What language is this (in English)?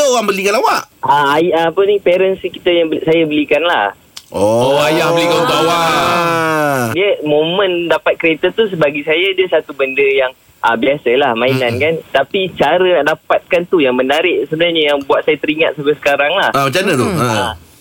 Malay